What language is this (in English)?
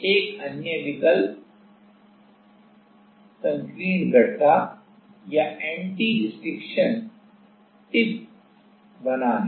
Hindi